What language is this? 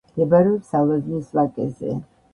Georgian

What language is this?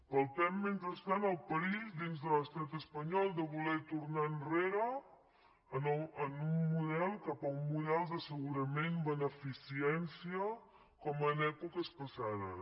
Catalan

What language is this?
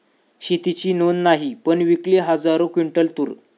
Marathi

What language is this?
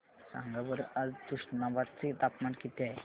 Marathi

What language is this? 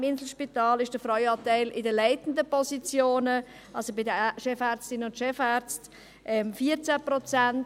Swiss German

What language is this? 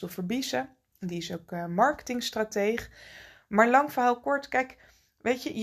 Dutch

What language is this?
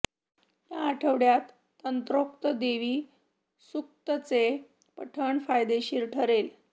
Marathi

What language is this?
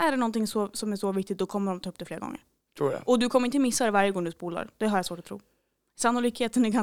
Swedish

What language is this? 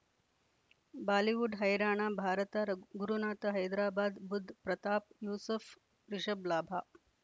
Kannada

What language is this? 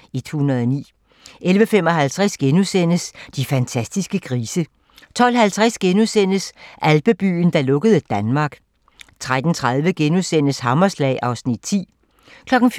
Danish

